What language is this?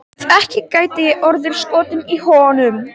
Icelandic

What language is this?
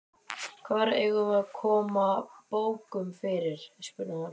Icelandic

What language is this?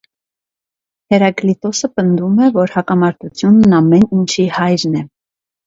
Armenian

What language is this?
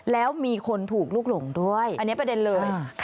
Thai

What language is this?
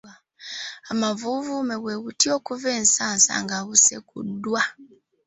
Ganda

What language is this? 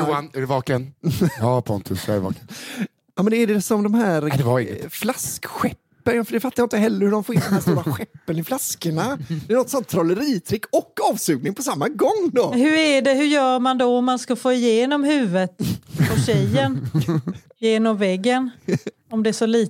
Swedish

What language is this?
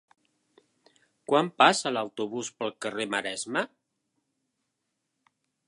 Catalan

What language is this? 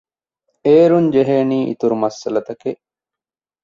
Divehi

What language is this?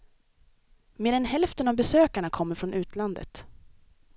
Swedish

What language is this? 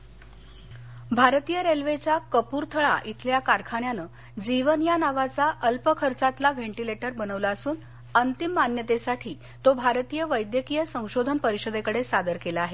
Marathi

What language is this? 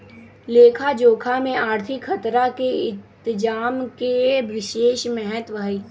Magahi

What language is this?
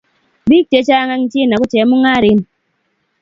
Kalenjin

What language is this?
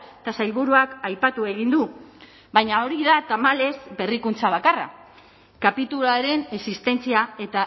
Basque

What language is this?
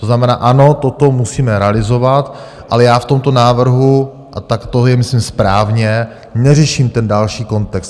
Czech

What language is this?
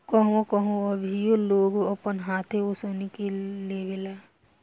Bhojpuri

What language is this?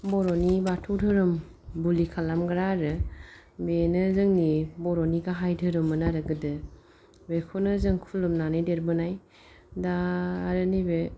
Bodo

